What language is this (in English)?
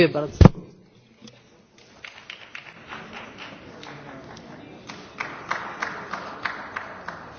Hungarian